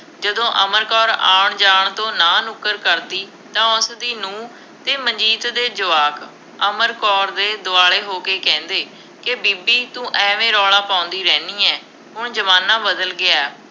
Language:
Punjabi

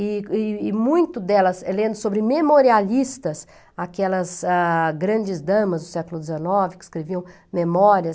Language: Portuguese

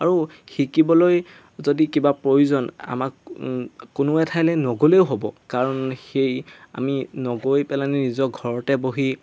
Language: Assamese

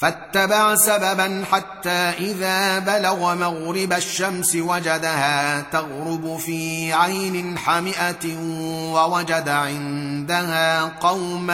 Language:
Arabic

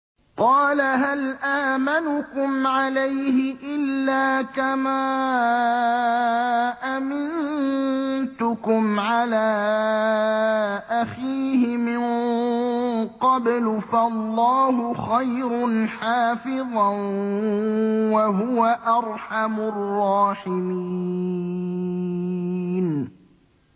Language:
Arabic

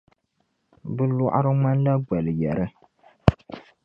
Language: Dagbani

